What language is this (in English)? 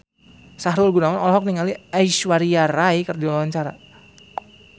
Sundanese